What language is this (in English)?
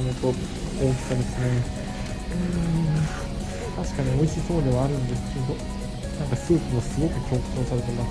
Japanese